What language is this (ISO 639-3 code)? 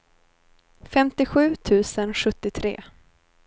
swe